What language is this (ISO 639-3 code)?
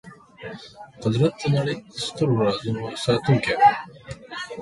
pus